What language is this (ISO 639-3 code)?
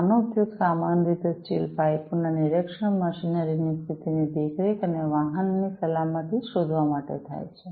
guj